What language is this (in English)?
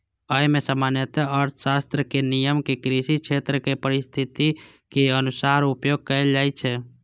Maithili